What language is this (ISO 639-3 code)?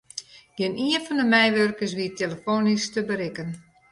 fry